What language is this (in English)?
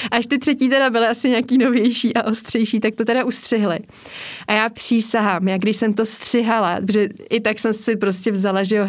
Czech